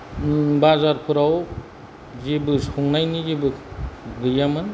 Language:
Bodo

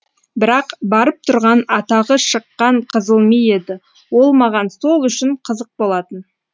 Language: Kazakh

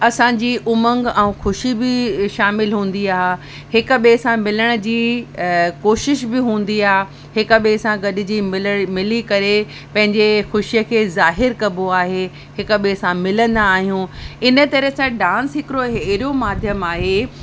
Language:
Sindhi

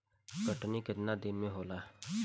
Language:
Bhojpuri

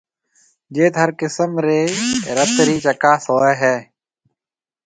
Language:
Marwari (Pakistan)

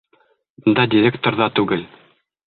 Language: Bashkir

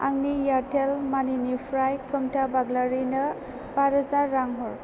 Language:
Bodo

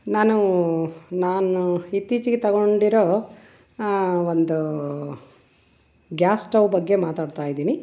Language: Kannada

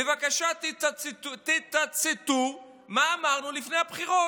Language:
Hebrew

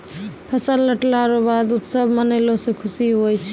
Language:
Maithili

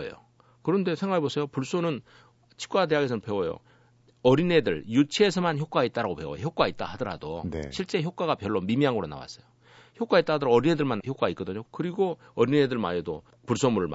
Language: Korean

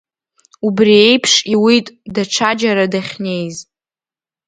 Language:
Abkhazian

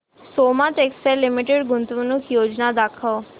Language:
Marathi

